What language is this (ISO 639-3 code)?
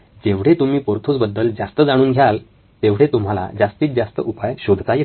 mar